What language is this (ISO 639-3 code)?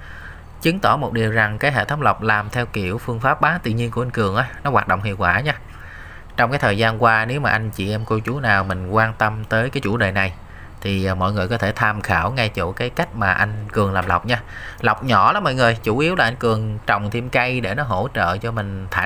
vie